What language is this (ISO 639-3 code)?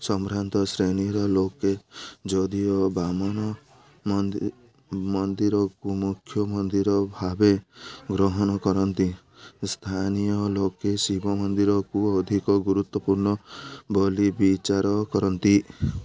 ori